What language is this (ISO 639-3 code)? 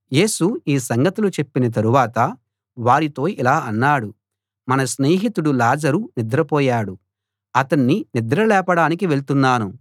tel